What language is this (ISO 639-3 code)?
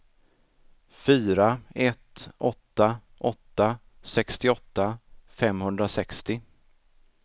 swe